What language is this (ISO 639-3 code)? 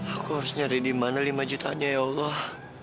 ind